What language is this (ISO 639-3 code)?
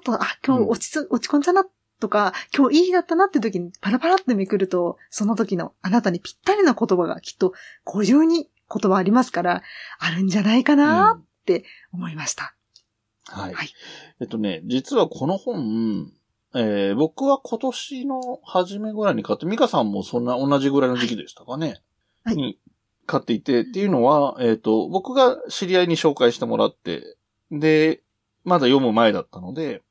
jpn